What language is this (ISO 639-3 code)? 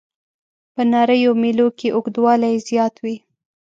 pus